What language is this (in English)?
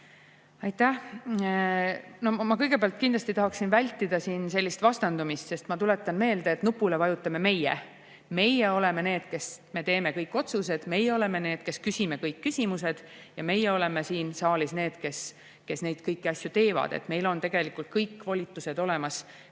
Estonian